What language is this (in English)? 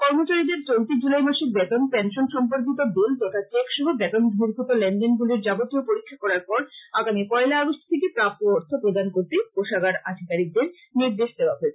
Bangla